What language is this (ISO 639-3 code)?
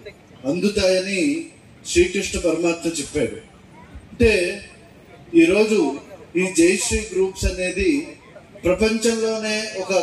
ron